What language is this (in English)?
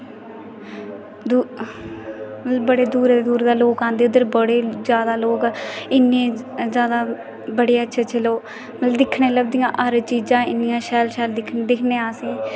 Dogri